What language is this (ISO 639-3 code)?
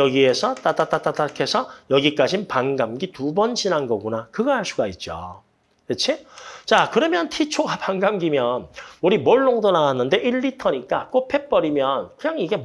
kor